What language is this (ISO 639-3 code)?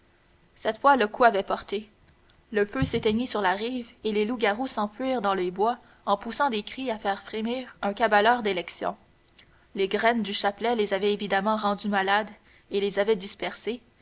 fra